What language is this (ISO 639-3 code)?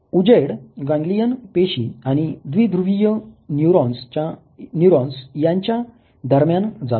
mar